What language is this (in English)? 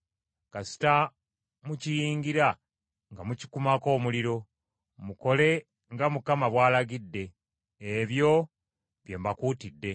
Ganda